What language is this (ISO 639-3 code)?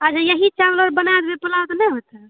mai